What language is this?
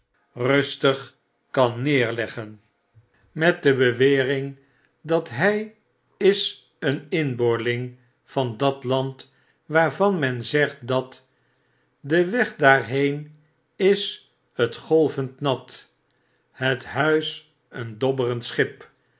Dutch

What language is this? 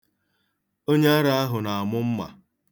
Igbo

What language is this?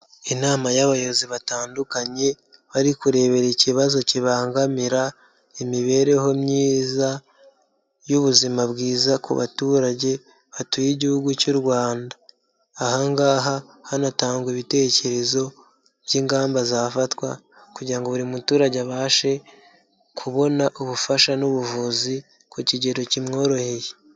Kinyarwanda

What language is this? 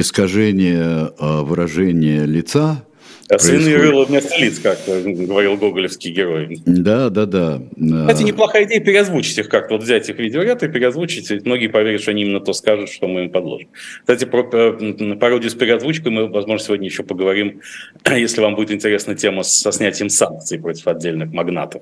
Russian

